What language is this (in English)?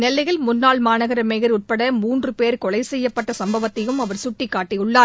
Tamil